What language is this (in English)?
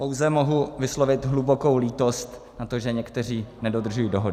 Czech